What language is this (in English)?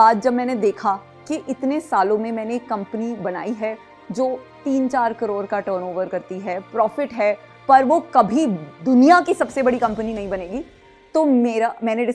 Hindi